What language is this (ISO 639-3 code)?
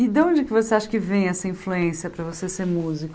por